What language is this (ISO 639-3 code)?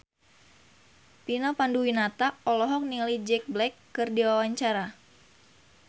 sun